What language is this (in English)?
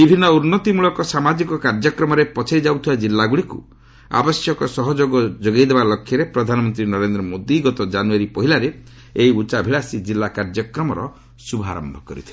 Odia